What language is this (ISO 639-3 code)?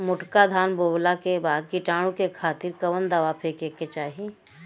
bho